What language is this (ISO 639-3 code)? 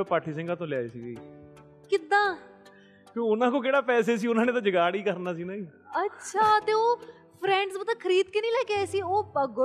pan